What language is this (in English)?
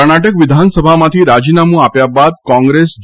Gujarati